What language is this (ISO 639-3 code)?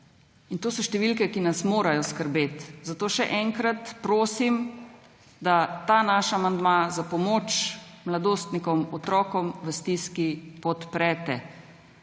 slv